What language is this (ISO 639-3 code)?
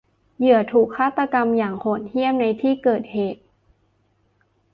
tha